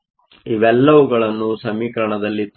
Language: Kannada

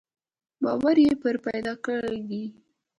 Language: Pashto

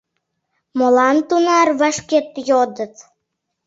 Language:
Mari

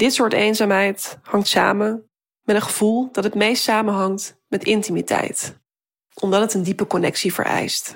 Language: Dutch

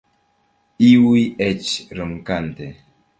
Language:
Esperanto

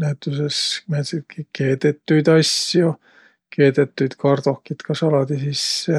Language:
Võro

